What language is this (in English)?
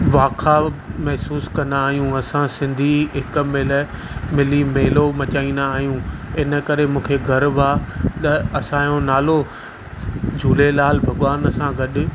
Sindhi